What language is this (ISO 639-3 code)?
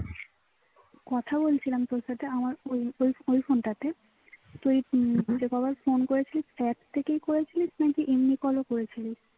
ben